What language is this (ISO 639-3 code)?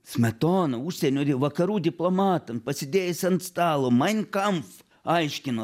lit